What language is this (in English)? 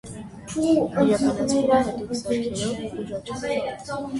Armenian